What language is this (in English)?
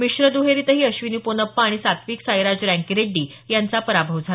Marathi